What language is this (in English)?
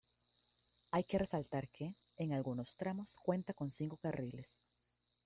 Spanish